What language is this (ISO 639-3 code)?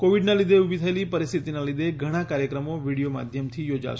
guj